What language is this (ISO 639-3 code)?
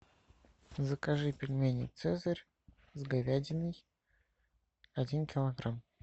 rus